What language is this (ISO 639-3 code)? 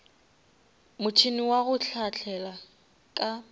nso